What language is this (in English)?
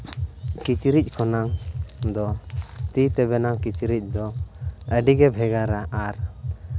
Santali